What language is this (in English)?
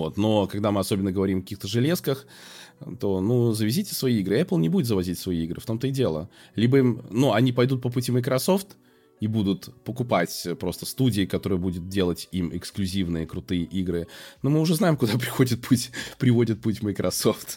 Russian